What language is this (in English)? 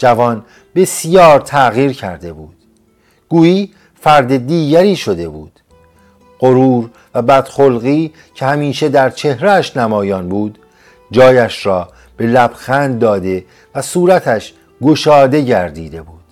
Persian